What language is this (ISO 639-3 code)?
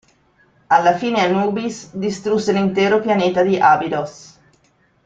ita